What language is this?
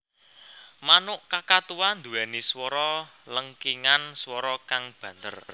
Javanese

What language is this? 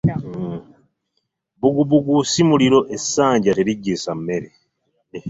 Ganda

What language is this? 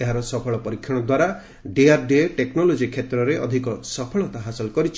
Odia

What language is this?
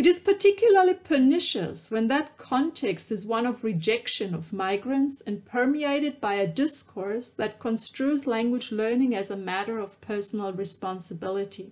English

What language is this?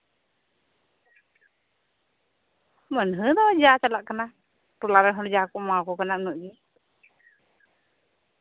Santali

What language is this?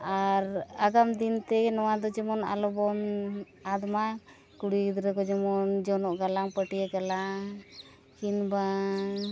Santali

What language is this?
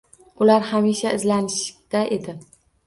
Uzbek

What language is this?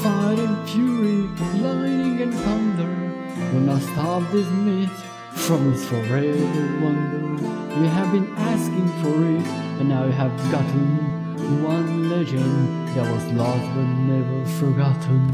Romanian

